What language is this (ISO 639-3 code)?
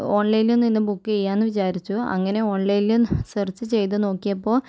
mal